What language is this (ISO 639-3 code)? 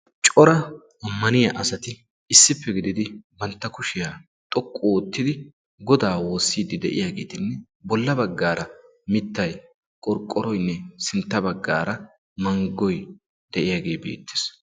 wal